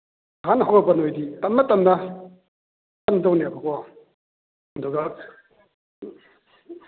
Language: Manipuri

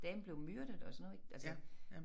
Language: Danish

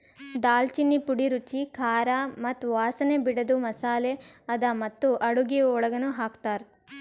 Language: Kannada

